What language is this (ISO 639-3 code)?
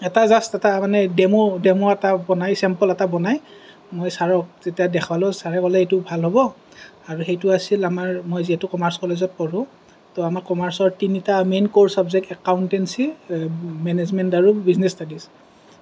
asm